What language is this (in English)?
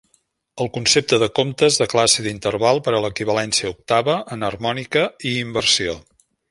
Catalan